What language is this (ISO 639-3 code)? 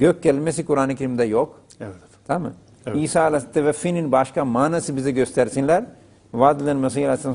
tur